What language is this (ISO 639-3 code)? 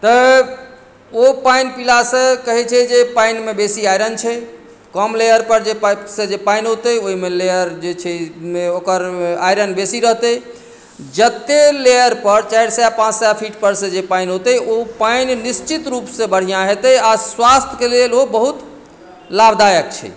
mai